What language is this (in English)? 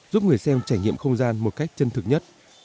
Vietnamese